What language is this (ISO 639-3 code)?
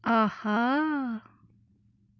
kas